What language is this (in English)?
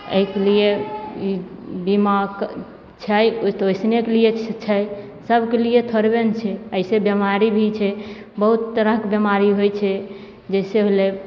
Maithili